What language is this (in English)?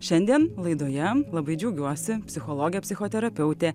Lithuanian